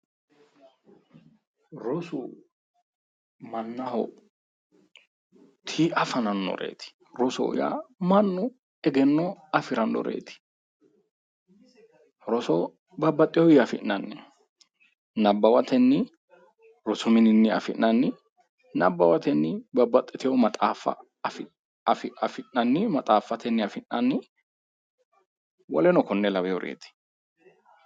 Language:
Sidamo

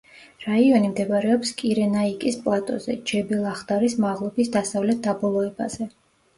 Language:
Georgian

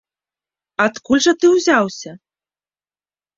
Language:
Belarusian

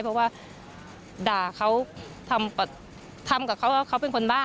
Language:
Thai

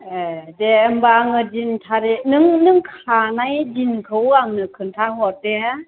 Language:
Bodo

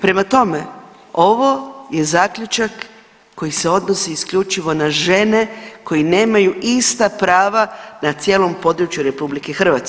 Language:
Croatian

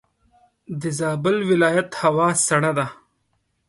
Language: Pashto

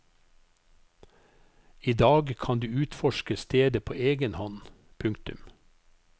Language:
Norwegian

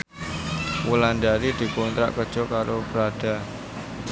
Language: Javanese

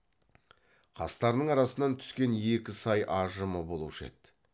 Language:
Kazakh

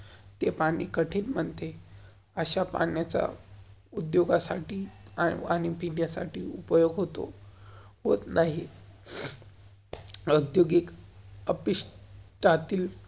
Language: Marathi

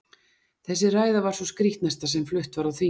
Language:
Icelandic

